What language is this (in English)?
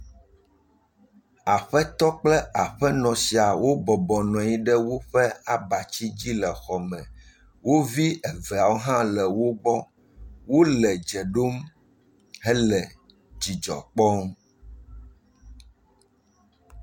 Ewe